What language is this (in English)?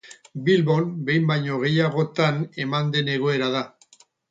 Basque